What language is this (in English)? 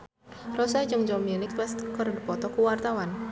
Sundanese